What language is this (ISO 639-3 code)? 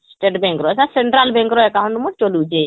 ori